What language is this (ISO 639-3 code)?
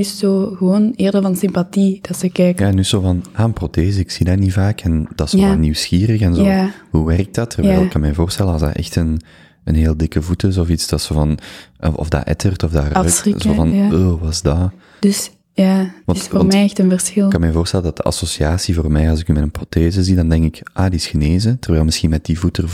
nld